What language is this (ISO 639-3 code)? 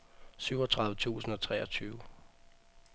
dan